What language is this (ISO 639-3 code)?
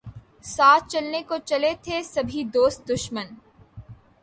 urd